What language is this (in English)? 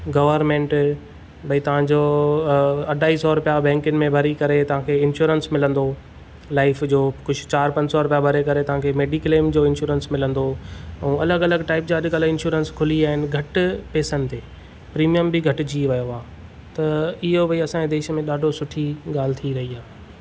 Sindhi